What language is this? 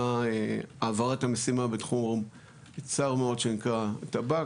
Hebrew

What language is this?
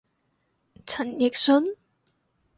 Cantonese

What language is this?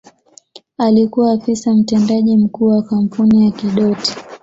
Swahili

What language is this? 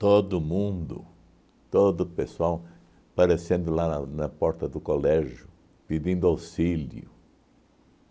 Portuguese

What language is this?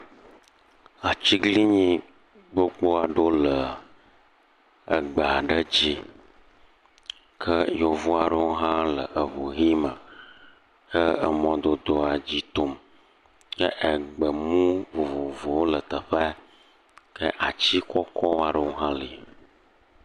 Ewe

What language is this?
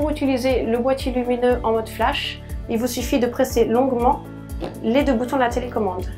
French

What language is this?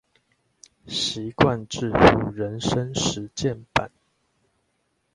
Chinese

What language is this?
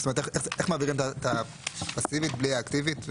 Hebrew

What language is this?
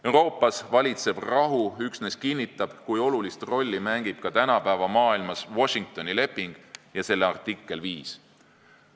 Estonian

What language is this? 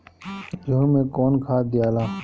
Bhojpuri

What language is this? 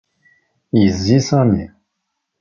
Kabyle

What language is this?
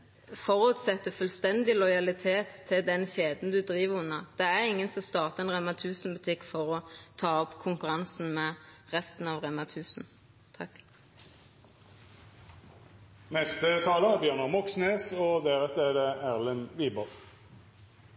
Norwegian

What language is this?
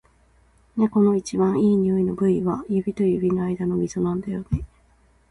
Japanese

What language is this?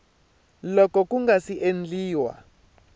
Tsonga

